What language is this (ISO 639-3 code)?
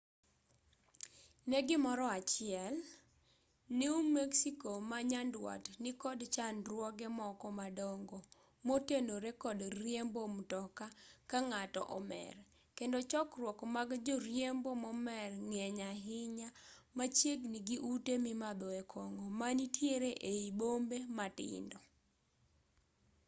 luo